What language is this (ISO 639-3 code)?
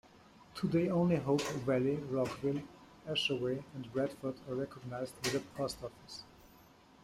eng